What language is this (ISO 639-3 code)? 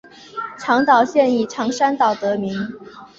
zho